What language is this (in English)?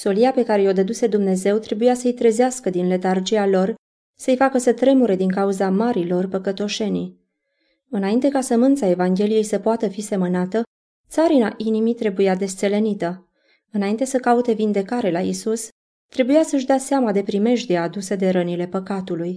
Romanian